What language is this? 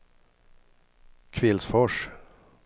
Swedish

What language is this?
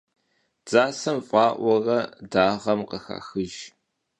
Kabardian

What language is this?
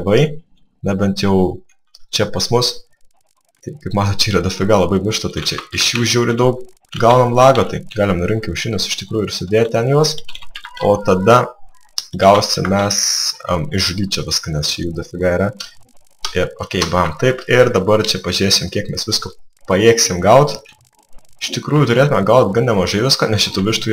Lithuanian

